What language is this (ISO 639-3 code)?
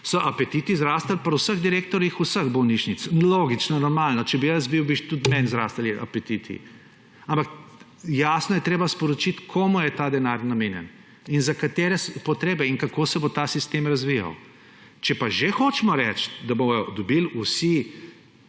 slv